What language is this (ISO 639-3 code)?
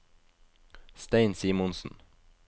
nor